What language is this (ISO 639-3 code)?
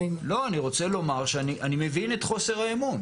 heb